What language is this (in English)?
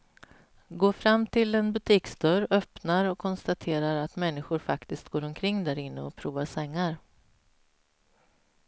Swedish